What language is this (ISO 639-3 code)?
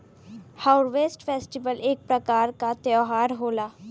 bho